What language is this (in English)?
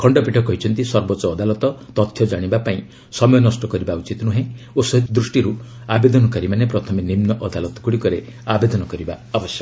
Odia